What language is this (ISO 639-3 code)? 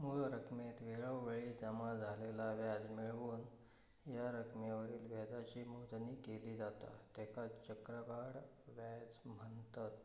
mar